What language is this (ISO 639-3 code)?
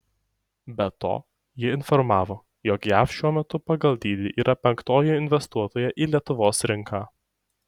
lit